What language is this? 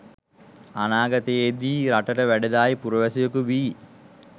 Sinhala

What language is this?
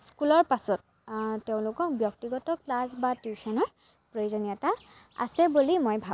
Assamese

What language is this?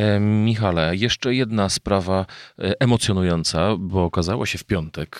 Polish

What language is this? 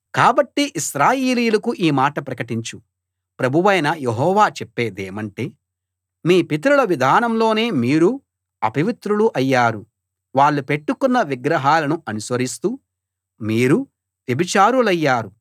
Telugu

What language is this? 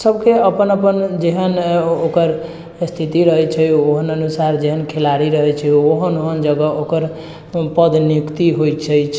Maithili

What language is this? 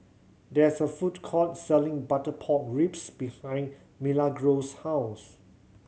English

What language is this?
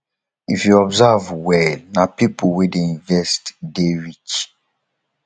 Nigerian Pidgin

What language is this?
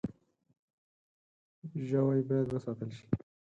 Pashto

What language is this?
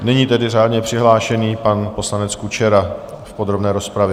Czech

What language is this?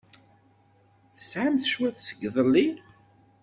Kabyle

